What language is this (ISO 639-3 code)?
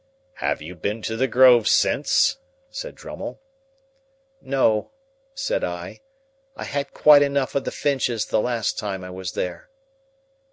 eng